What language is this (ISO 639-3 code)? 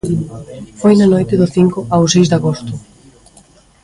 glg